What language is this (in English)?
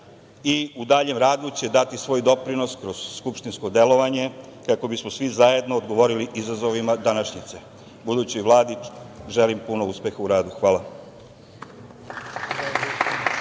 Serbian